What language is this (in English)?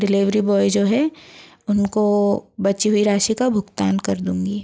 Hindi